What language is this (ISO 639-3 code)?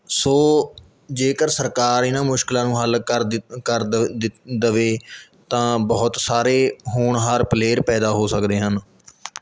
pan